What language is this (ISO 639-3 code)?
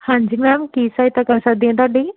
pan